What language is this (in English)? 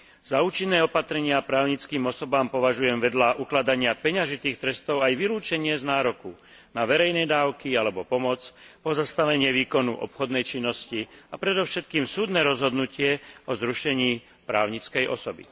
Slovak